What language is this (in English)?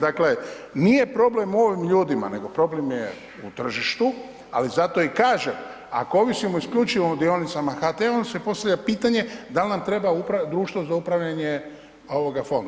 Croatian